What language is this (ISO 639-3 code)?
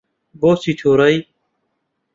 ckb